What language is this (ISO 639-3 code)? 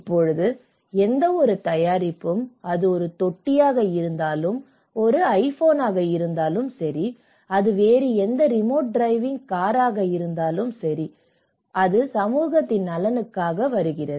tam